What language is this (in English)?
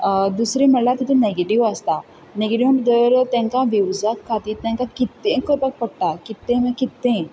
Konkani